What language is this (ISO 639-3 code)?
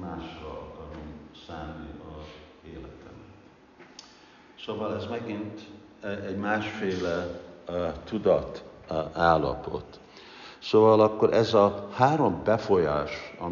hun